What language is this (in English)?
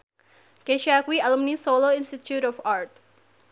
Javanese